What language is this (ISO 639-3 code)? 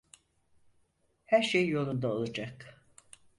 tur